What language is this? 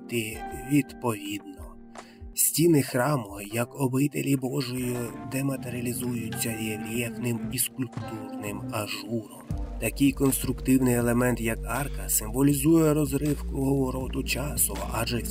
Ukrainian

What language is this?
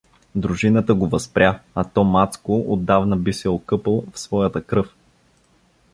Bulgarian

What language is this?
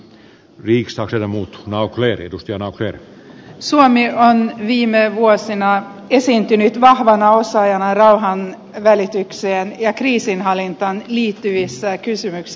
Finnish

